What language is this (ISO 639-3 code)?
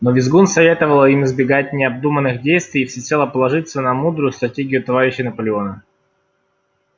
rus